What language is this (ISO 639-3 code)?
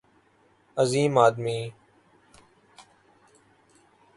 urd